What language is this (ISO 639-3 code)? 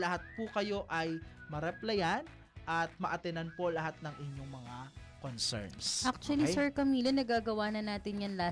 fil